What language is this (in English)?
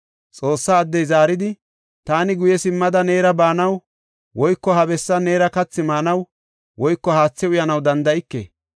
Gofa